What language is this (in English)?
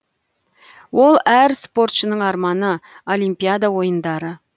Kazakh